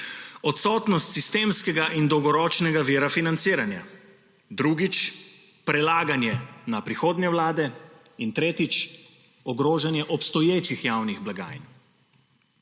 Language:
Slovenian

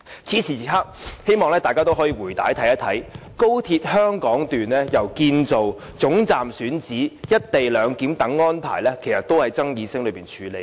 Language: Cantonese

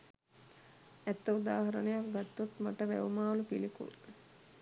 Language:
Sinhala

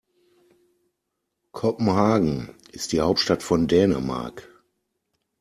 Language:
German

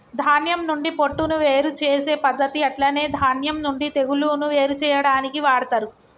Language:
Telugu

